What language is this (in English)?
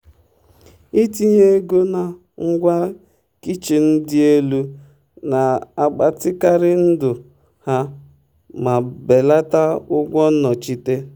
Igbo